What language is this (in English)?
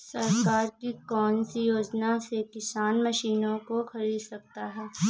Hindi